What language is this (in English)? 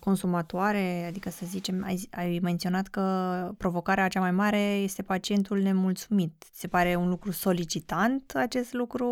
Romanian